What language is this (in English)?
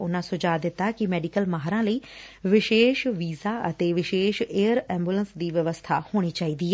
Punjabi